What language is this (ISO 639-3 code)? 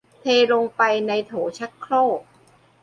tha